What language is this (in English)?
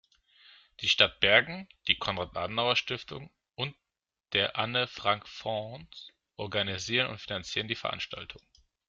German